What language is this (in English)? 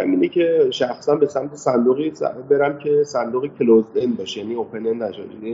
Persian